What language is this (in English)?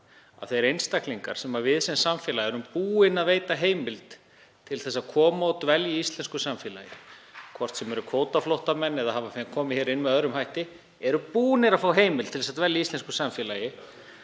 Icelandic